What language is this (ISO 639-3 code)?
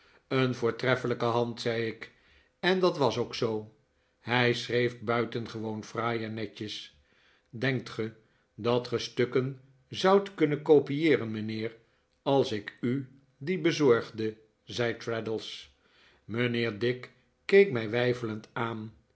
nld